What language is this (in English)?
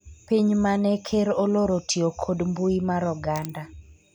Luo (Kenya and Tanzania)